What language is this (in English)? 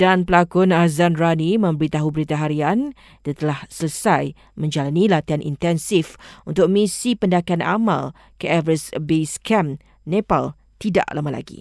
Malay